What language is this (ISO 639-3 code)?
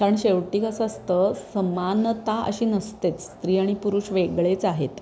mar